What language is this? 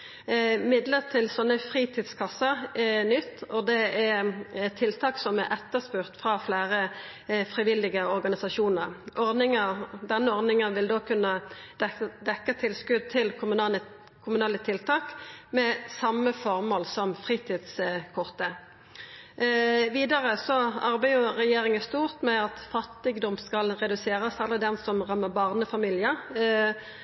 Norwegian Nynorsk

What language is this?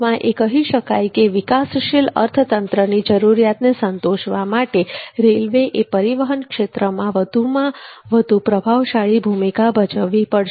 Gujarati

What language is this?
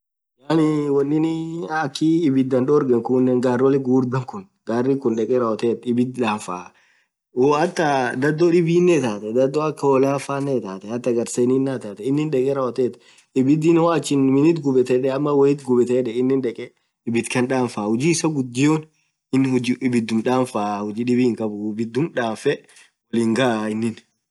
Orma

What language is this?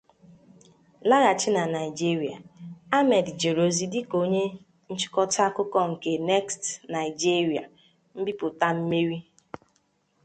Igbo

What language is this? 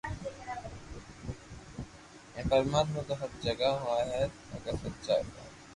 Loarki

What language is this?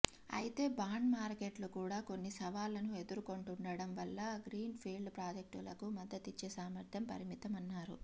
Telugu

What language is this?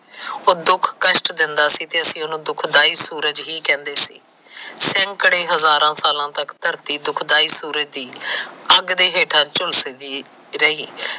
Punjabi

